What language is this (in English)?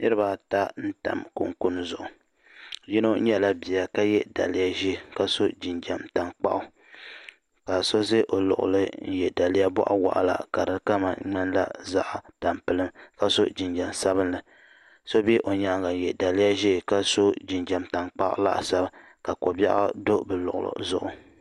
Dagbani